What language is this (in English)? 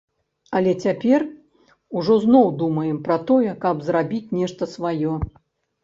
Belarusian